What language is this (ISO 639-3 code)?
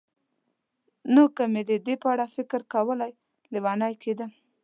pus